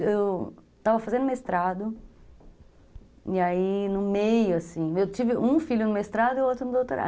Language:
Portuguese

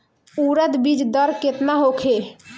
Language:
Bhojpuri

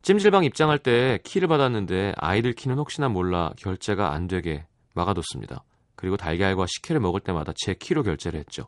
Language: Korean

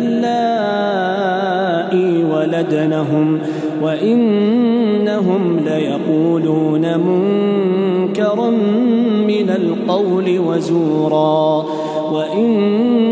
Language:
Arabic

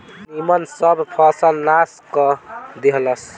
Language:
Bhojpuri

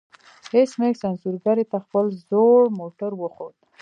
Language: Pashto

